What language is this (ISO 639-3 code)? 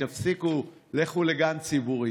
heb